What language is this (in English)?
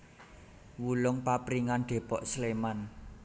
Javanese